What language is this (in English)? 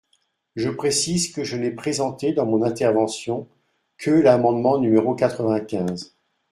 French